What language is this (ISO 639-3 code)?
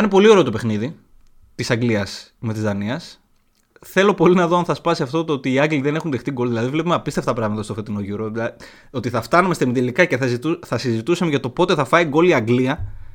ell